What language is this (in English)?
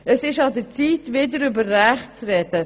Swiss German